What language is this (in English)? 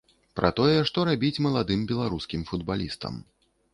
Belarusian